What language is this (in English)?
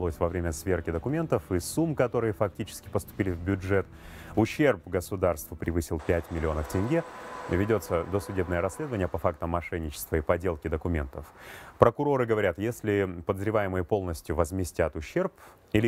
Russian